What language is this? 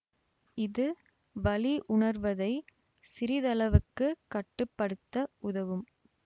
Tamil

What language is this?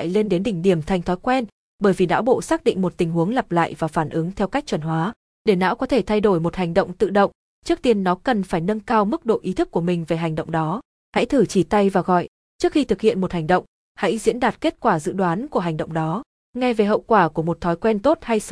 Vietnamese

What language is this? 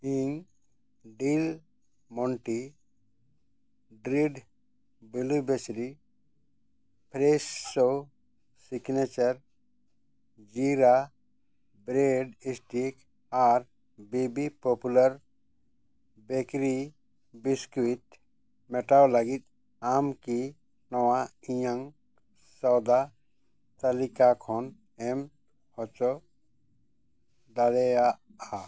Santali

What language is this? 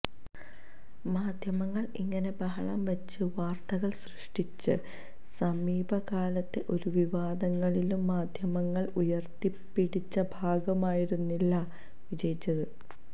Malayalam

